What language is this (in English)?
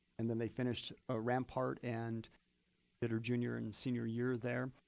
English